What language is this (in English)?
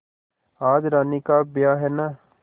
Hindi